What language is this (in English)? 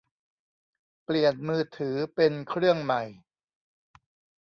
Thai